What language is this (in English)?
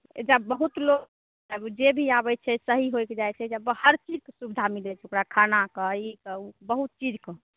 Maithili